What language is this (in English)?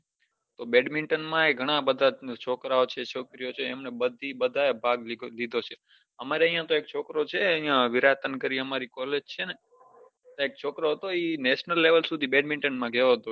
Gujarati